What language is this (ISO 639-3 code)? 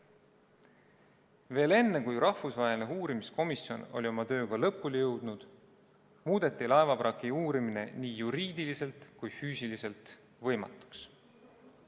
est